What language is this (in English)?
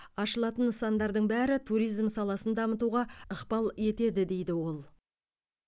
Kazakh